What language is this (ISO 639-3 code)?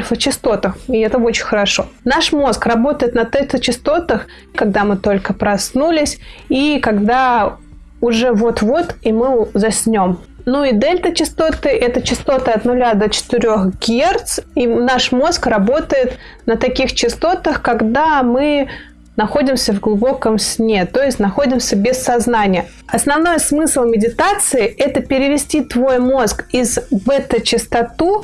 rus